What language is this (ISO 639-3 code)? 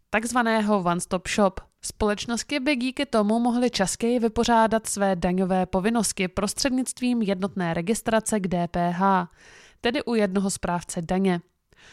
ces